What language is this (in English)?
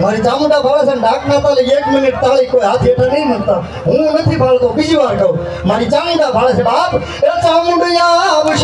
Korean